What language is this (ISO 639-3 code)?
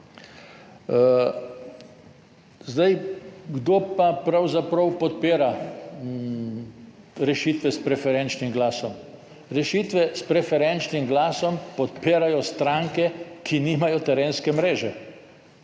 slv